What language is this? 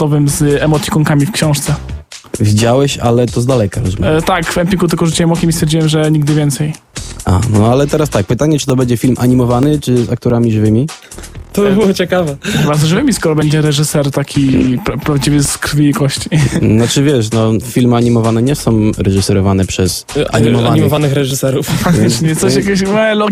Polish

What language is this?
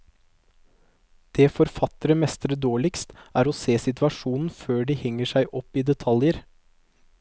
Norwegian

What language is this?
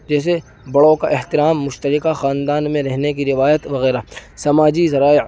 Urdu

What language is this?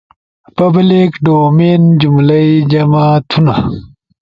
Ushojo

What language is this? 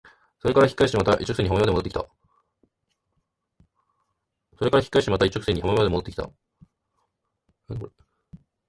Japanese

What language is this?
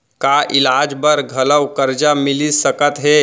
Chhattisgarhi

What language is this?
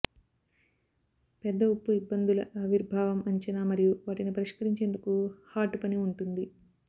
Telugu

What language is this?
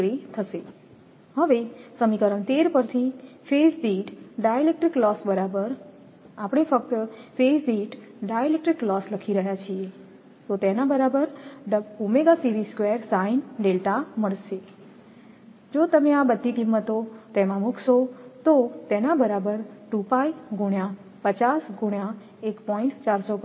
Gujarati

